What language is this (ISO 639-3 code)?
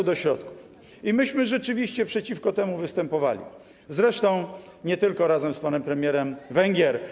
pol